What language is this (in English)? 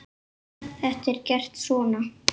Icelandic